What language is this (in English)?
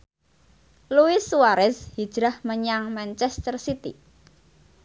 Javanese